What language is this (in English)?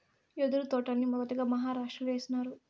Telugu